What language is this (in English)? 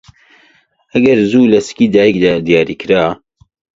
Central Kurdish